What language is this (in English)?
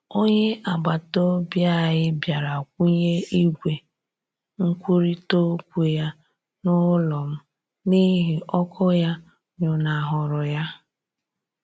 Igbo